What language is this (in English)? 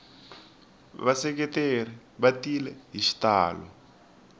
Tsonga